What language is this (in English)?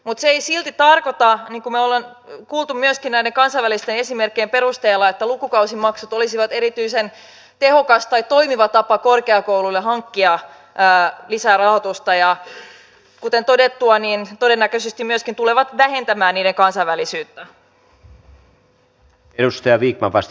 Finnish